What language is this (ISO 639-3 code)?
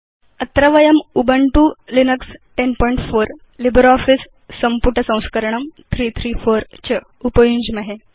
san